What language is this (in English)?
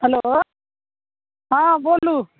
Maithili